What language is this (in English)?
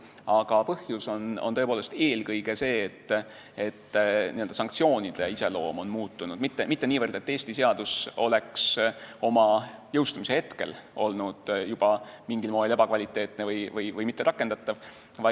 Estonian